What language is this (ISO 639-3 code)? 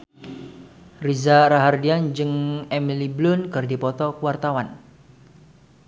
sun